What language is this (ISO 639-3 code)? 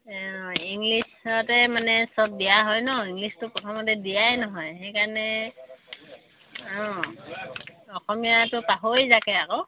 asm